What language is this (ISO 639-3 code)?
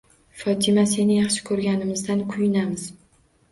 uzb